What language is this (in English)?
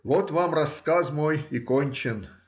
Russian